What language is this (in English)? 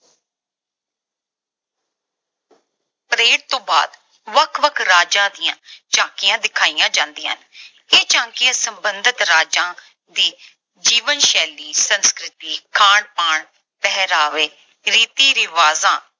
Punjabi